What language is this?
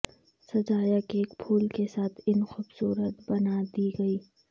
Urdu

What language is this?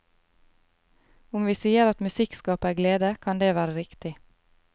Norwegian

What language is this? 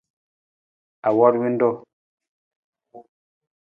Nawdm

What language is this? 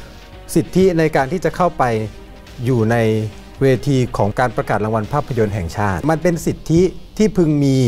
Thai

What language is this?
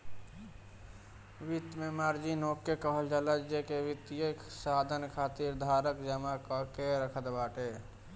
Bhojpuri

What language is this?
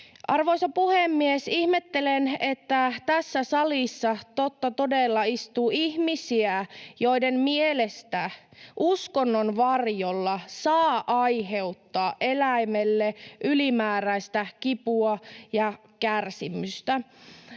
Finnish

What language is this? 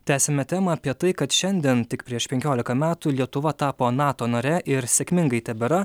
Lithuanian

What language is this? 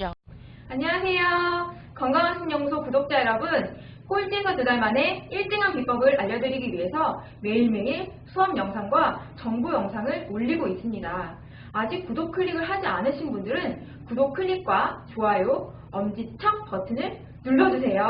Korean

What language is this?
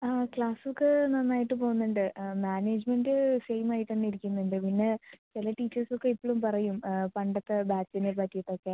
Malayalam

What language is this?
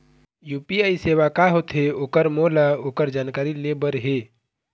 Chhattisgarhi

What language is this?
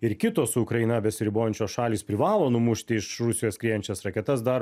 Lithuanian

